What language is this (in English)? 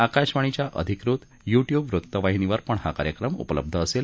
Marathi